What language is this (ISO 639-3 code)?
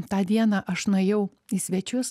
lit